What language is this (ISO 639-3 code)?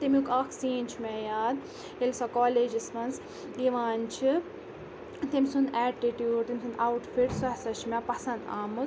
kas